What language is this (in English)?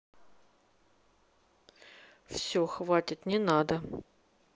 Russian